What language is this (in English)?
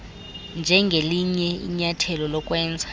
Xhosa